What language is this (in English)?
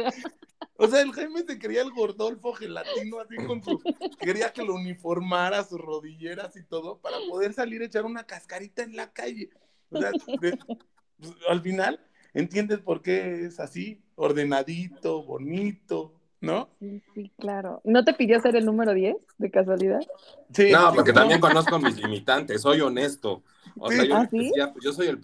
Spanish